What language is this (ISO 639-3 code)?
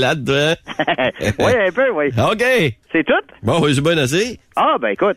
fra